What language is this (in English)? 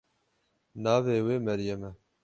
Kurdish